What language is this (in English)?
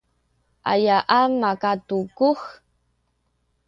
Sakizaya